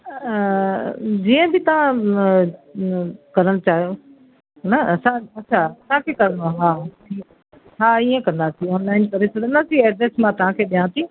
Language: Sindhi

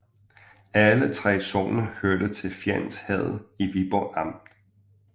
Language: Danish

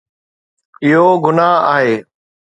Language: Sindhi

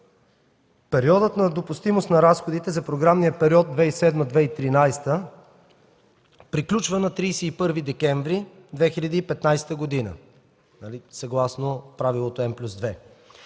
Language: Bulgarian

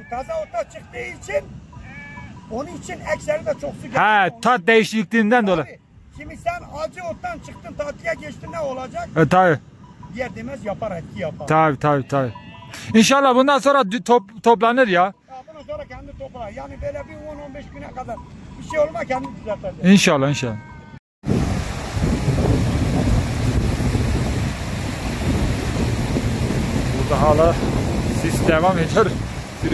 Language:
Turkish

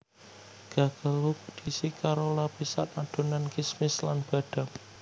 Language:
Javanese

